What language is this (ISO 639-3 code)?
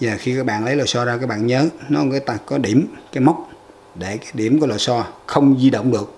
vie